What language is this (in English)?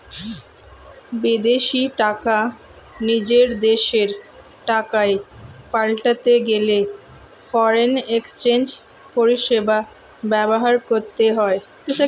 Bangla